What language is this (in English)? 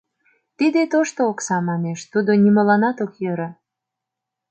Mari